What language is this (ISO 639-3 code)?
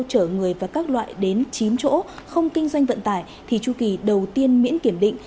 vie